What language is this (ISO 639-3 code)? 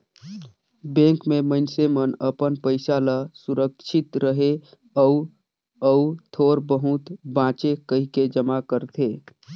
hne